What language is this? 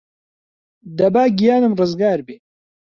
Central Kurdish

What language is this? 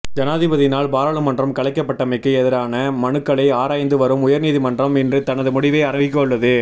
Tamil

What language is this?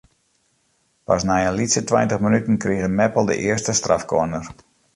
Western Frisian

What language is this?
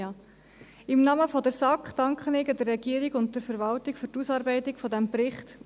Swiss German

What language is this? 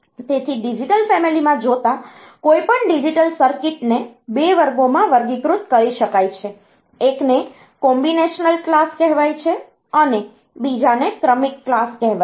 Gujarati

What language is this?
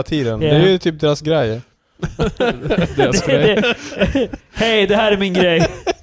Swedish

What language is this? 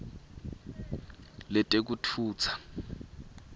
Swati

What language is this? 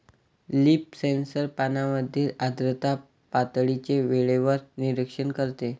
Marathi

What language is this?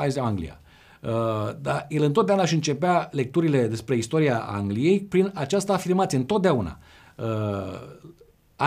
Romanian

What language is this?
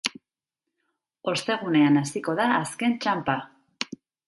Basque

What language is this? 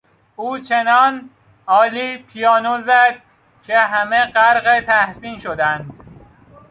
Persian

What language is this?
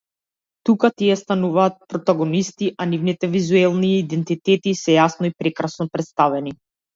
Macedonian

